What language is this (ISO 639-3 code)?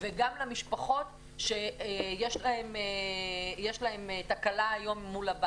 heb